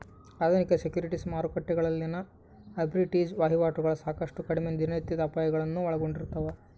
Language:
Kannada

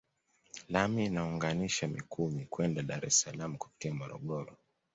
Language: Swahili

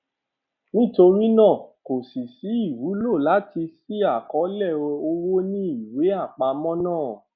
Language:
Yoruba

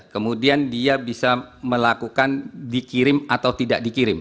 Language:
Indonesian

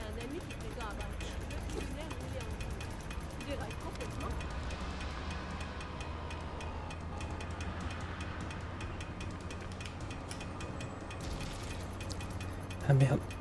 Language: French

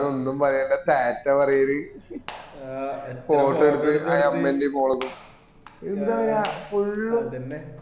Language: Malayalam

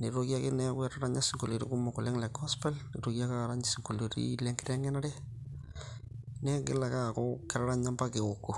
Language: Masai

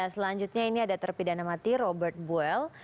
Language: Indonesian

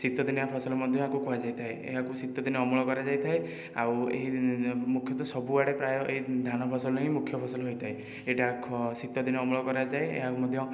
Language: Odia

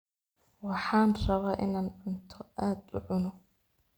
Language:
Somali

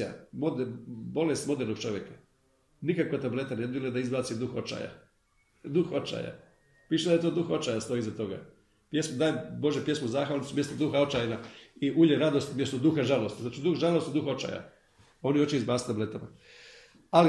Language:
Croatian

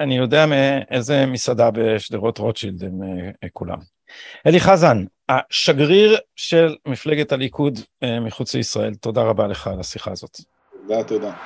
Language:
Hebrew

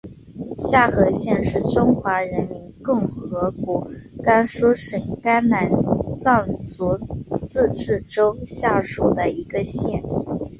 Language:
Chinese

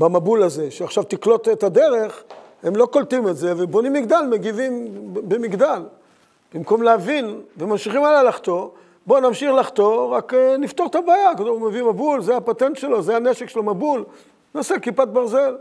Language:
Hebrew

